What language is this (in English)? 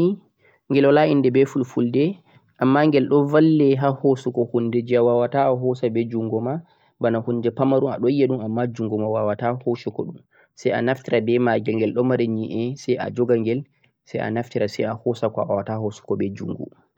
Central-Eastern Niger Fulfulde